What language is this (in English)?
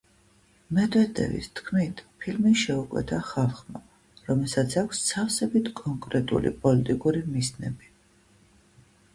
Georgian